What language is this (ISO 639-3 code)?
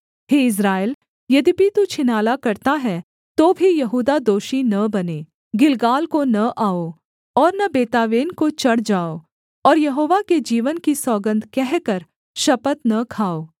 hin